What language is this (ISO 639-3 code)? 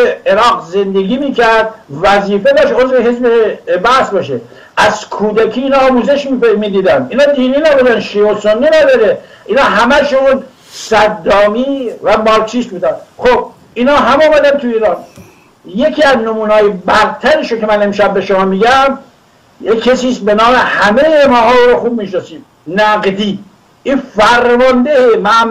fas